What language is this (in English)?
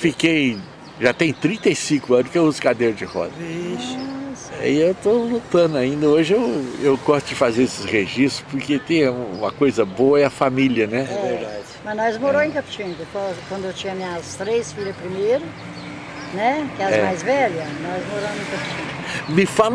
Portuguese